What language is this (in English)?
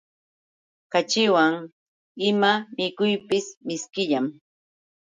Yauyos Quechua